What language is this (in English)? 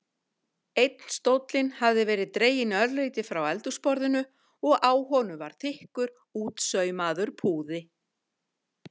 Icelandic